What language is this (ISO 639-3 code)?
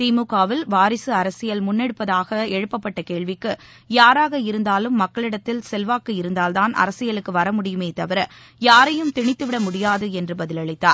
tam